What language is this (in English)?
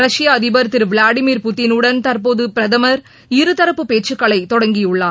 Tamil